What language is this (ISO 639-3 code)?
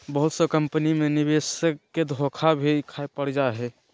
mag